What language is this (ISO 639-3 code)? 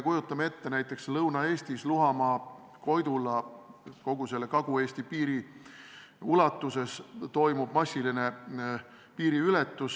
est